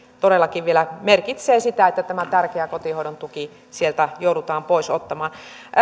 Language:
Finnish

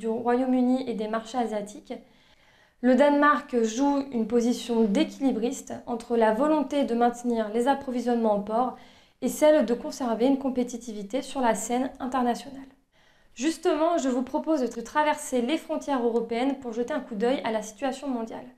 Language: French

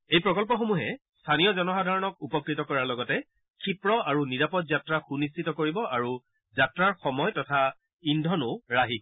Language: Assamese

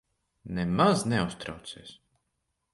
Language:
Latvian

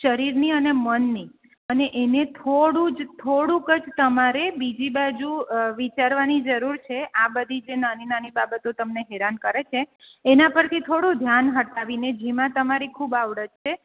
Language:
Gujarati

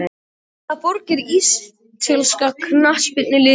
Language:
Icelandic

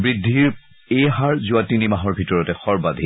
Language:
Assamese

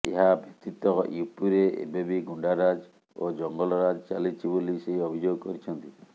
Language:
Odia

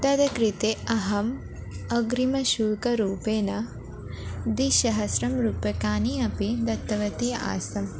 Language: Sanskrit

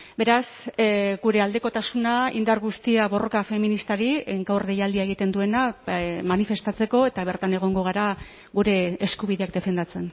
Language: Basque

